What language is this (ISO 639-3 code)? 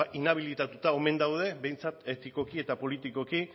eus